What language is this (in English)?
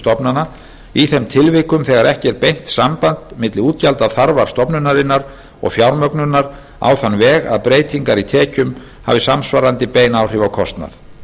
Icelandic